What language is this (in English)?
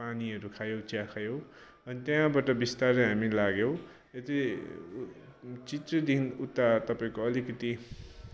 Nepali